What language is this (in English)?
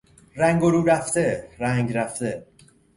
Persian